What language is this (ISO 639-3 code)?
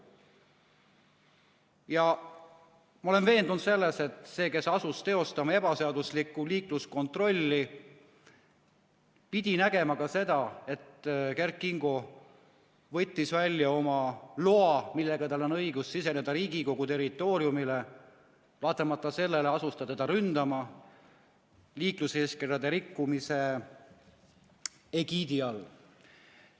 est